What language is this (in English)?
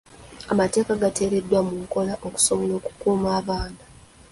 Ganda